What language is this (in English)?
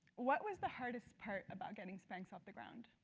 English